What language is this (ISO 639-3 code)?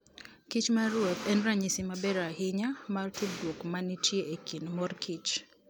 luo